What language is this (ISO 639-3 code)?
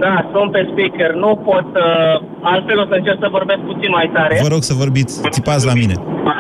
ron